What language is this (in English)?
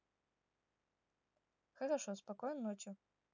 Russian